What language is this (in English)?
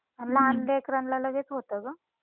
Marathi